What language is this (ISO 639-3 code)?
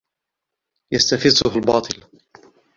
ara